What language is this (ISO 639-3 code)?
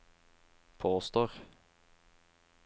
nor